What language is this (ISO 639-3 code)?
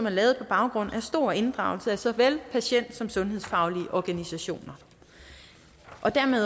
dan